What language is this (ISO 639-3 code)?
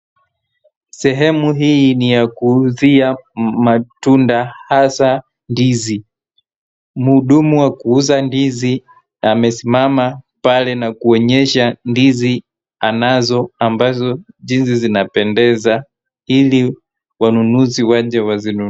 swa